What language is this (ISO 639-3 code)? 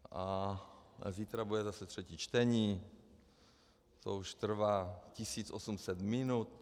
ces